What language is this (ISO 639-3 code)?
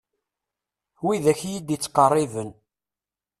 kab